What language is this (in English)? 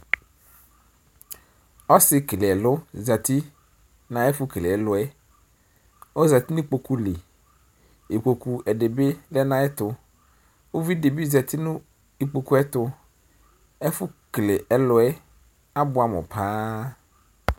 Ikposo